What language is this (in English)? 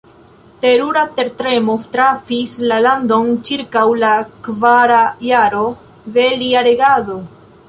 Esperanto